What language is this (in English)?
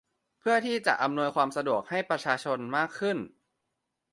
Thai